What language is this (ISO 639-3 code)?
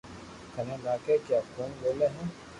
lrk